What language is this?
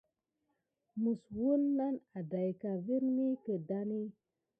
Gidar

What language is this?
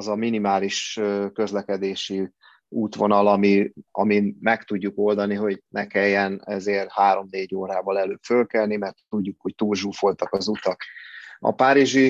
Hungarian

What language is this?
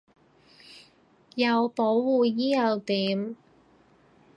Cantonese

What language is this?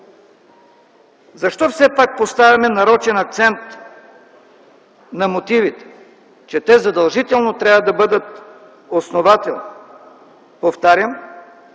Bulgarian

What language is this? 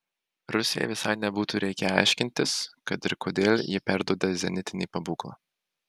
Lithuanian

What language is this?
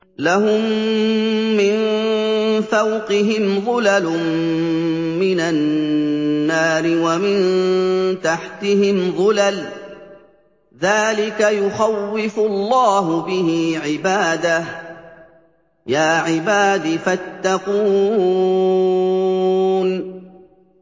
Arabic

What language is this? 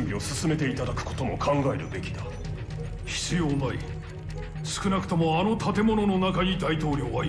Japanese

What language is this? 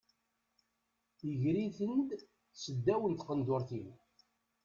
Kabyle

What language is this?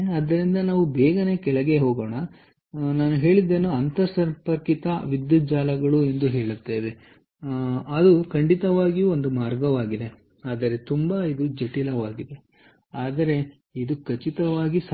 Kannada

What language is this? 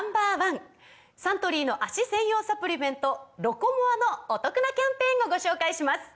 Japanese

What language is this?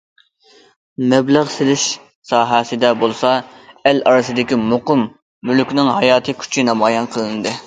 Uyghur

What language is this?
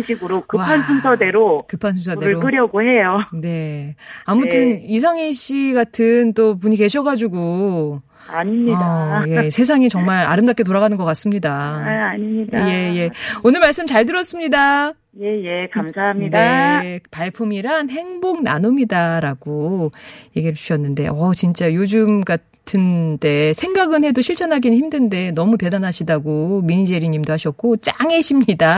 Korean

